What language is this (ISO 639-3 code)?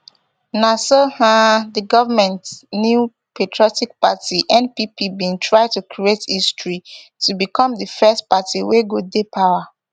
pcm